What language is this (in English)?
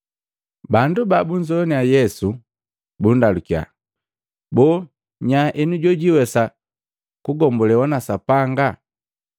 Matengo